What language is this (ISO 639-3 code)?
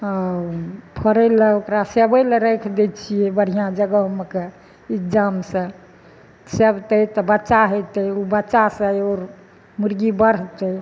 mai